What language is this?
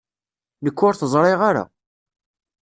Kabyle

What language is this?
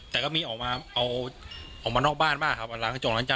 Thai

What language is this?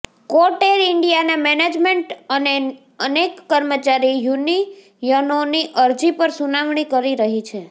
Gujarati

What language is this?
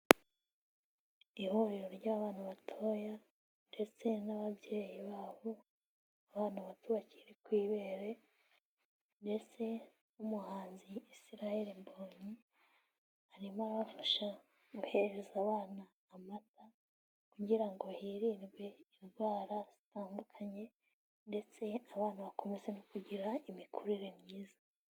Kinyarwanda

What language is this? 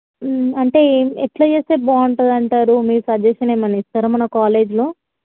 Telugu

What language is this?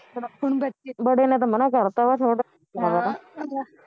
Punjabi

